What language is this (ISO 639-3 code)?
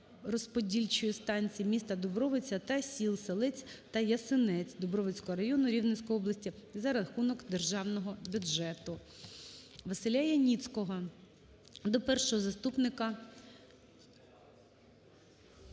ukr